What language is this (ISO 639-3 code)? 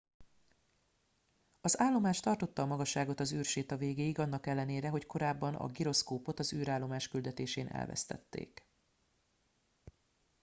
hun